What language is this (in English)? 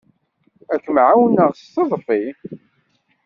Kabyle